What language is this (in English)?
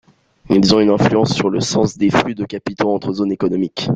French